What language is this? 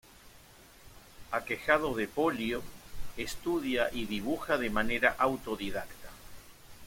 Spanish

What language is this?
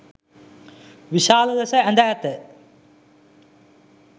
Sinhala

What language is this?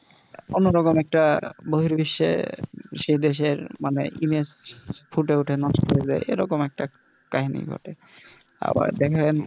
Bangla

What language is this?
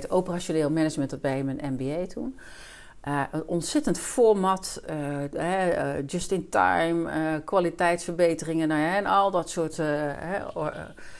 Dutch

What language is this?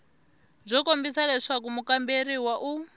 Tsonga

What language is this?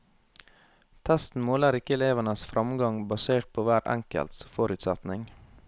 Norwegian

